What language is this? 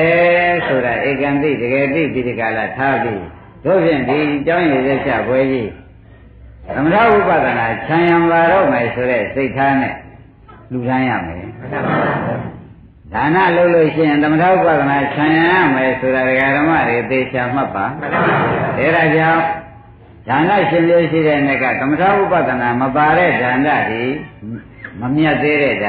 Thai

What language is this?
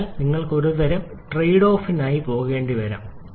Malayalam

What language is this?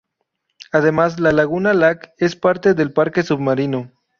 Spanish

